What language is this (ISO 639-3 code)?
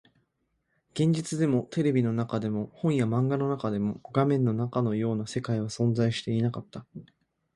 jpn